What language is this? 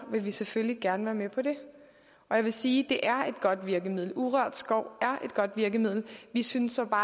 Danish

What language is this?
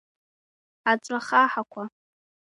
Abkhazian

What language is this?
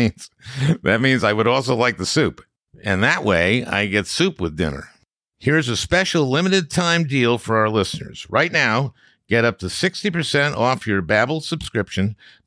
English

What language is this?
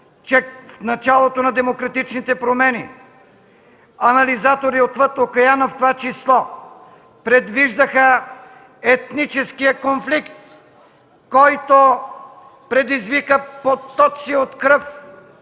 Bulgarian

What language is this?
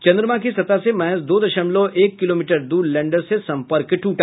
Hindi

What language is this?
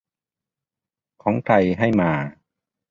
Thai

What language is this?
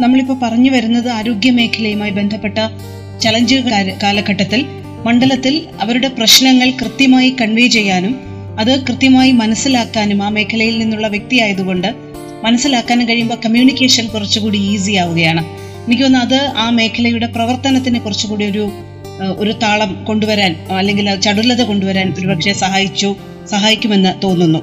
Malayalam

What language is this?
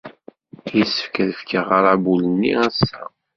Kabyle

